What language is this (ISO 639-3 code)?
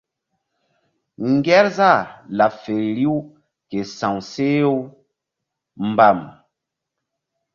mdd